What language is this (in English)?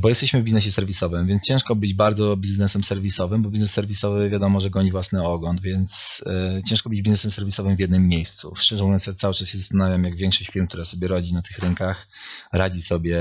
Polish